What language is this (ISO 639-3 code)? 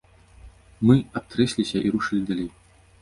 bel